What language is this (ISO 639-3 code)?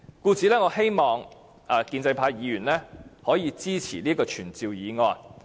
yue